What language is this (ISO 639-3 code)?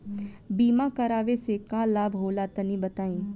bho